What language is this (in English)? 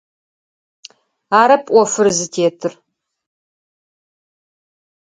Adyghe